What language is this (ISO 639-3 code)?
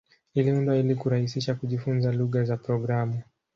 swa